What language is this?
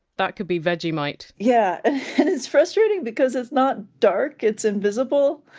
English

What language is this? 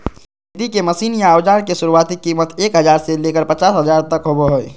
Magahi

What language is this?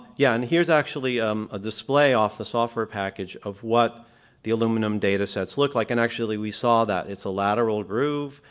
English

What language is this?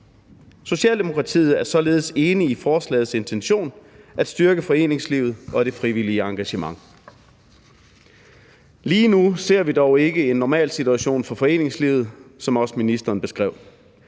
Danish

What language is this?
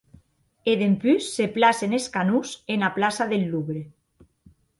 Occitan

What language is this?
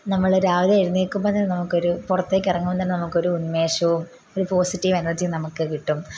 Malayalam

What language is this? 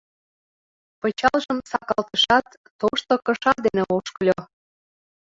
Mari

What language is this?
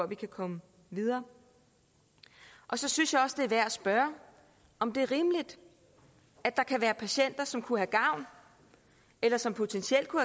Danish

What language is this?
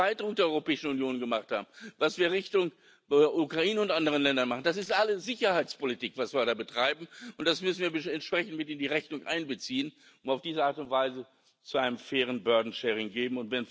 German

